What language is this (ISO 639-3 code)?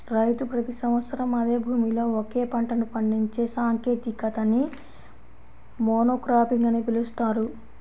tel